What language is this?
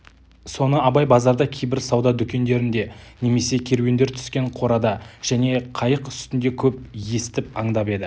Kazakh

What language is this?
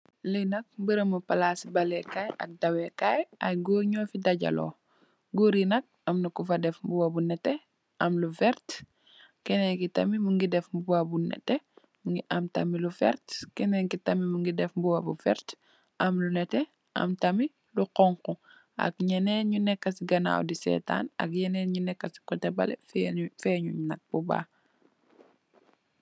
Wolof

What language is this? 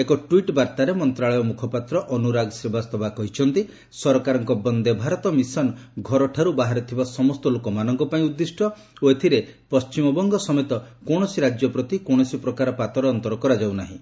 Odia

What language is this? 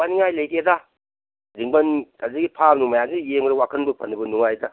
Manipuri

